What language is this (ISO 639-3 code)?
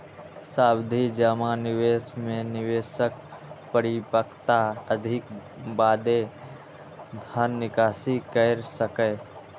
mai